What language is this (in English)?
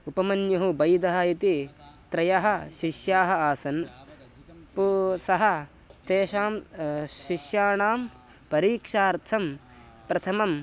Sanskrit